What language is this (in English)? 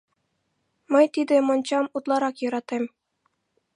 Mari